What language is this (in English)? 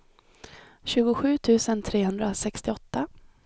Swedish